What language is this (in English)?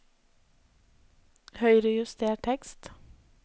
Norwegian